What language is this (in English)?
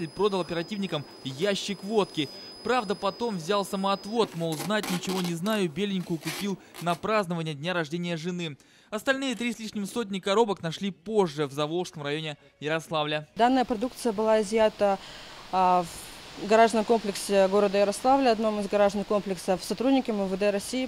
Russian